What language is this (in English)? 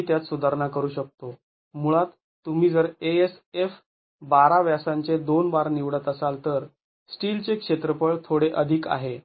Marathi